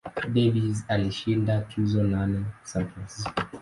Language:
Swahili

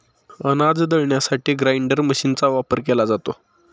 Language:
Marathi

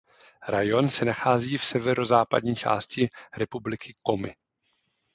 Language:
Czech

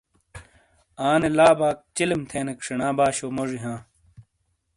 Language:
Shina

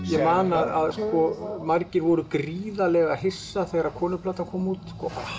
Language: Icelandic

